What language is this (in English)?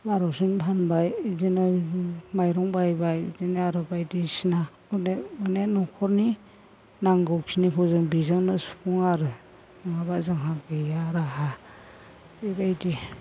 Bodo